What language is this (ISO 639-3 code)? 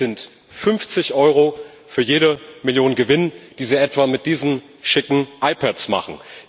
deu